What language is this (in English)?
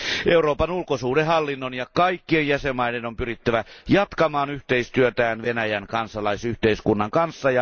Finnish